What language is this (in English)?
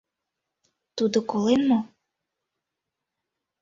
Mari